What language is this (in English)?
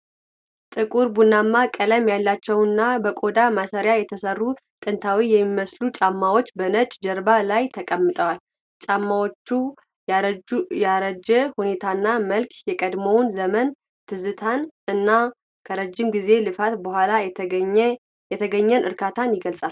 Amharic